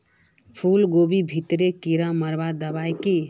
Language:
Magahi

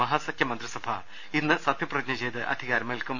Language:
Malayalam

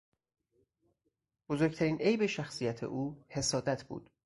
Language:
Persian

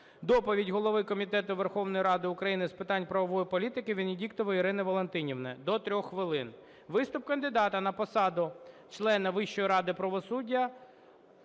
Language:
Ukrainian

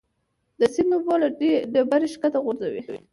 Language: Pashto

